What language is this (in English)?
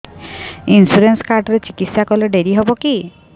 Odia